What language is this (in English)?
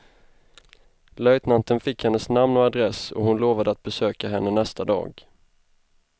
Swedish